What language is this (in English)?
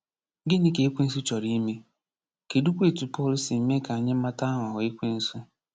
Igbo